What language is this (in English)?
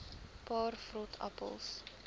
Afrikaans